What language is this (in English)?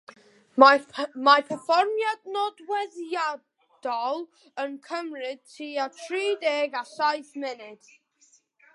Welsh